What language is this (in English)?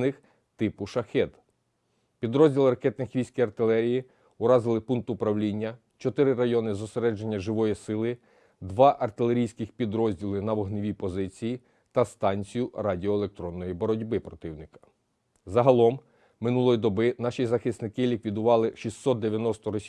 Ukrainian